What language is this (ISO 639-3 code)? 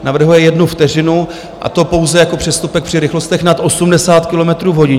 ces